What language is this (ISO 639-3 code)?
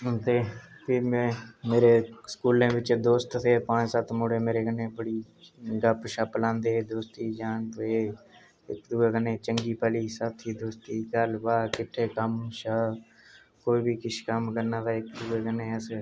doi